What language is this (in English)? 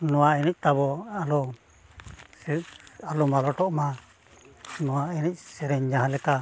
Santali